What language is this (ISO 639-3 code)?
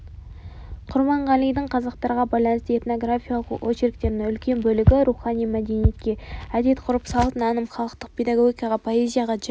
kaz